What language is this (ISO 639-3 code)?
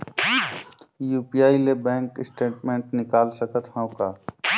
hne